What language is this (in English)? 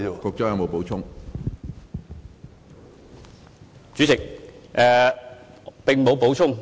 Cantonese